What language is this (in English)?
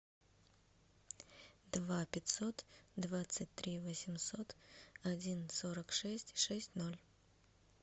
Russian